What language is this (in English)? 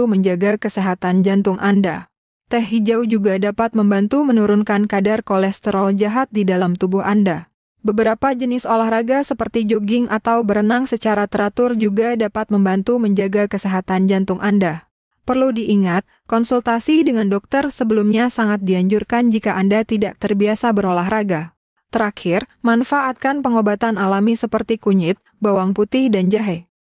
Indonesian